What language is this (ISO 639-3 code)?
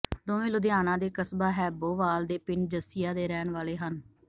pan